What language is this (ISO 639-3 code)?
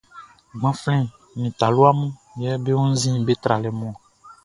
bci